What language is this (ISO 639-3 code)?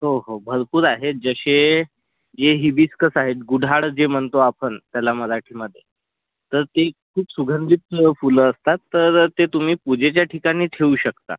mar